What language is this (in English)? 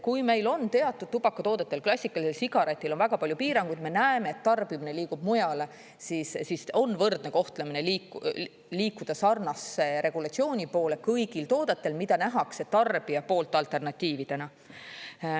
Estonian